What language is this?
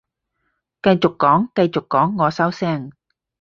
Cantonese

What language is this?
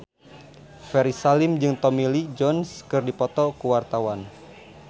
Sundanese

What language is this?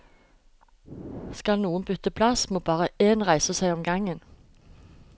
Norwegian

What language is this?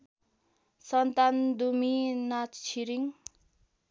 Nepali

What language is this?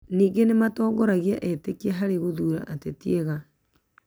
Kikuyu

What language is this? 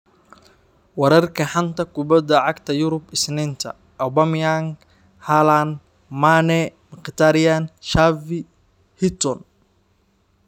Somali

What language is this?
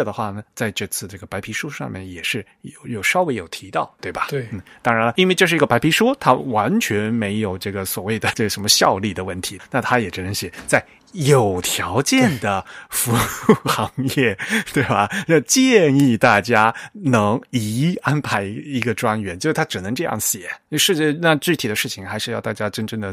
Chinese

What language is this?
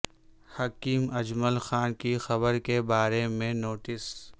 Urdu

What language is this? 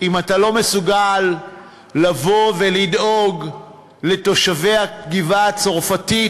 Hebrew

